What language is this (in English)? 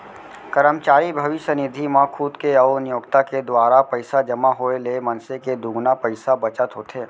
Chhattisgarhi